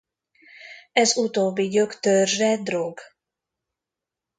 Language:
Hungarian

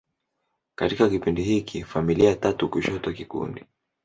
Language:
Swahili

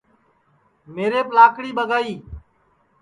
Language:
Sansi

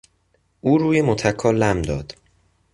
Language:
Persian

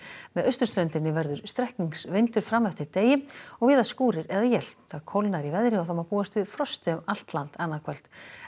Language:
Icelandic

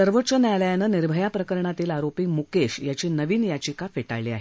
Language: Marathi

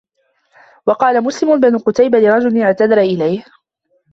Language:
Arabic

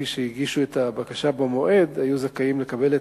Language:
Hebrew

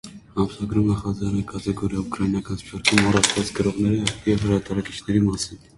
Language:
Armenian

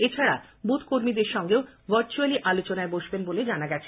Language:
Bangla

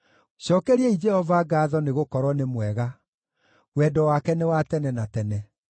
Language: Kikuyu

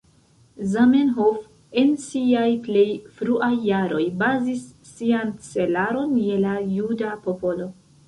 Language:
Esperanto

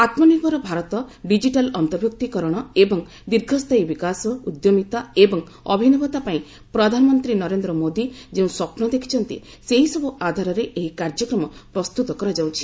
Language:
Odia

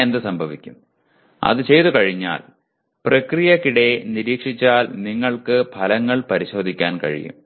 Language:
Malayalam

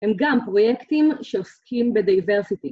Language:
Hebrew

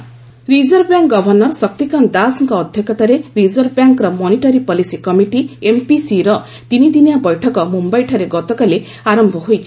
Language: Odia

